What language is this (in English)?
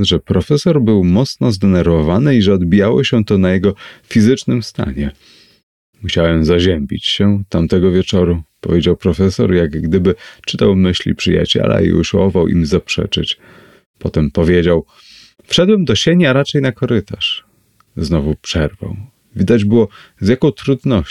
Polish